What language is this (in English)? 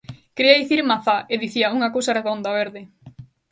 Galician